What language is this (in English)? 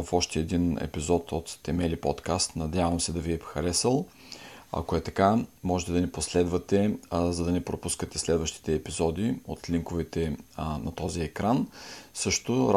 Bulgarian